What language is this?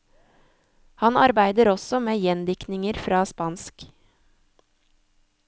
Norwegian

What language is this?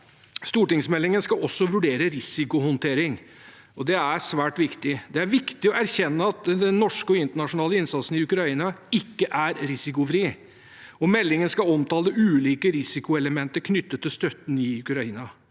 Norwegian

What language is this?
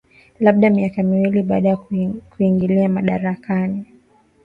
Swahili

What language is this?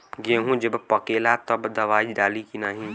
Bhojpuri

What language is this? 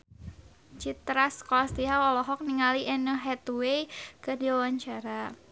Sundanese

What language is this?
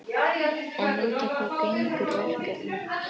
Icelandic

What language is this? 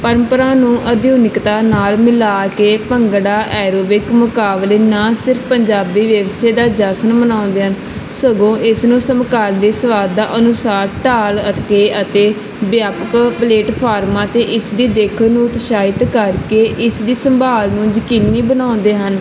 Punjabi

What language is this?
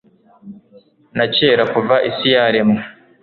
Kinyarwanda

